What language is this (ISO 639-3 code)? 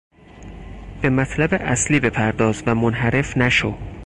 fas